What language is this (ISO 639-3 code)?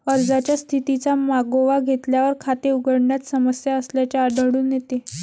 mar